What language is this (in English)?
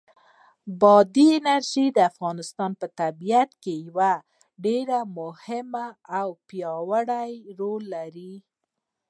Pashto